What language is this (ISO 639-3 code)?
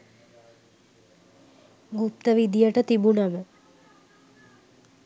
sin